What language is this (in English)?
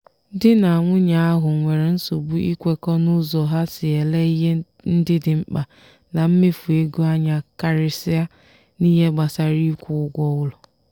Igbo